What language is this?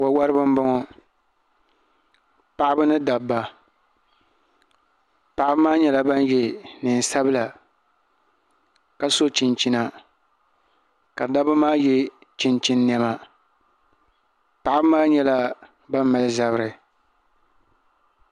Dagbani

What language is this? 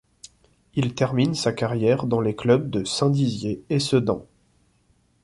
French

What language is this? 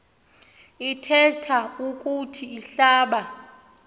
Xhosa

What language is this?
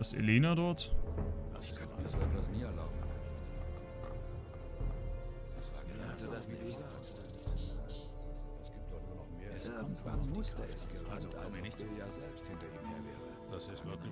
German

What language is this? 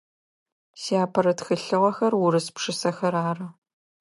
Adyghe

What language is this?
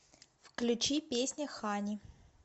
Russian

